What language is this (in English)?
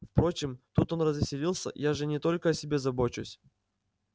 Russian